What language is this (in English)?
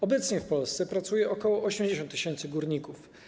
Polish